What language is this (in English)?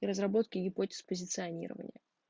Russian